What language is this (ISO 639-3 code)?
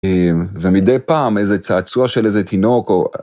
heb